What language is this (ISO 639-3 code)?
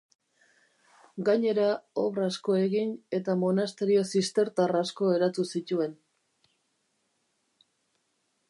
eus